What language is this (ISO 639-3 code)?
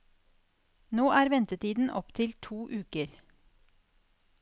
nor